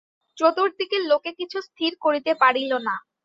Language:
Bangla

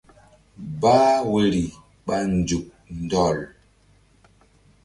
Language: Mbum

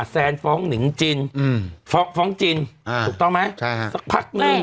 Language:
Thai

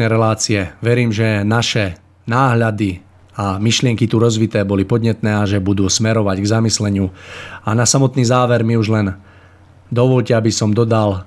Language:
Czech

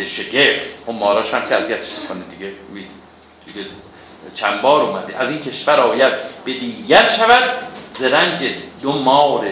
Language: Persian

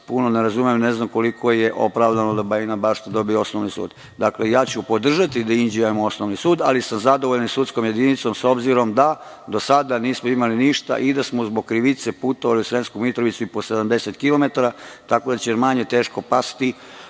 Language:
Serbian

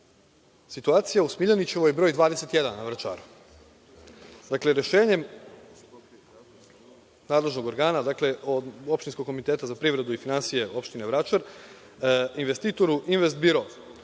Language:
Serbian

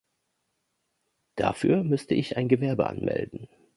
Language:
German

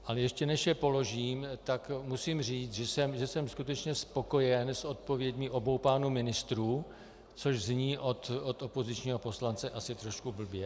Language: Czech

